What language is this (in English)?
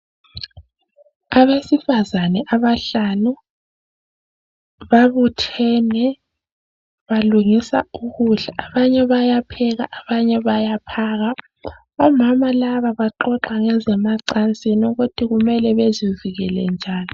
North Ndebele